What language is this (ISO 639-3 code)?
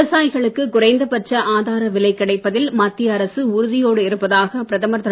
tam